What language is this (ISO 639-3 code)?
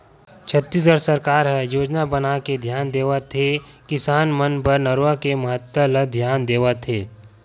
hne